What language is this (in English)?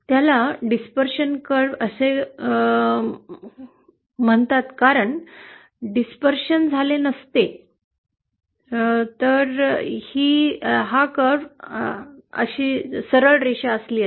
Marathi